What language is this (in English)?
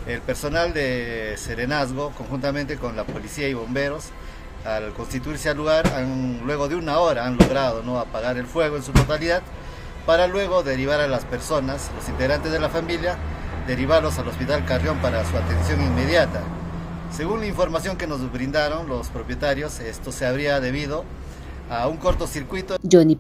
Spanish